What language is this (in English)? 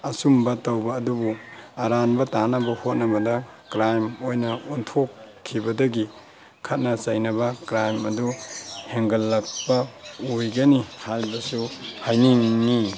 Manipuri